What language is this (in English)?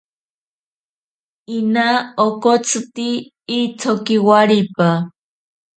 Ashéninka Perené